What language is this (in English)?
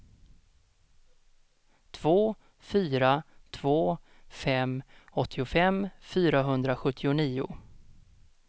Swedish